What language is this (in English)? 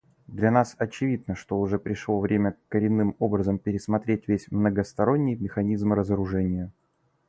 Russian